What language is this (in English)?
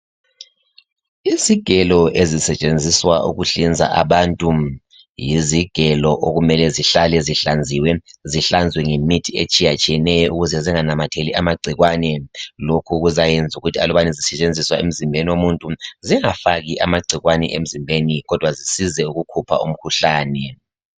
North Ndebele